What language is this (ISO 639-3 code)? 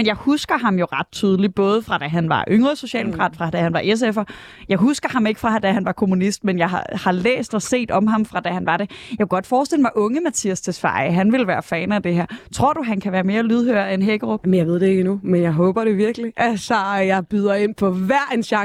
dan